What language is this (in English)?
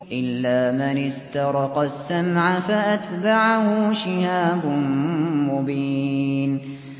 Arabic